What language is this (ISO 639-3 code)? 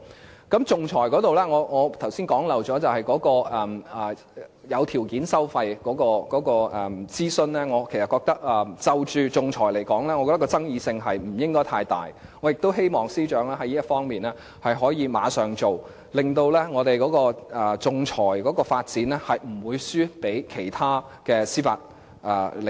yue